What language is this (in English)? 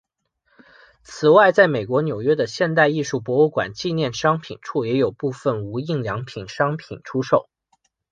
Chinese